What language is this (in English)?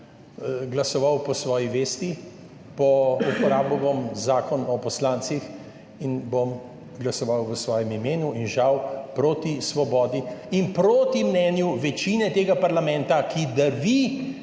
Slovenian